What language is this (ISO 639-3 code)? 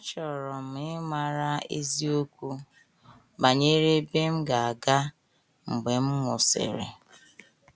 ibo